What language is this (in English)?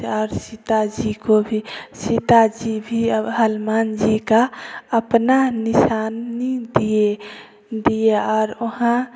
Hindi